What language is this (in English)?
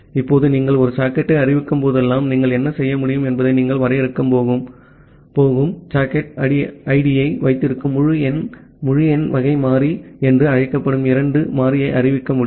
Tamil